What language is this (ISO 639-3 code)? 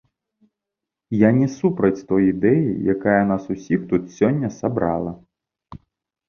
bel